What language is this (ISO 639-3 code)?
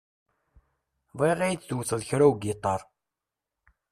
kab